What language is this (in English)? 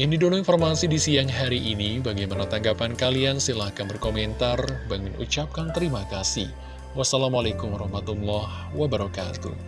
Indonesian